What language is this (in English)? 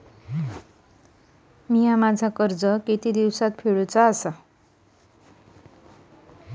Marathi